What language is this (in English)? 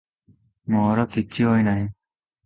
Odia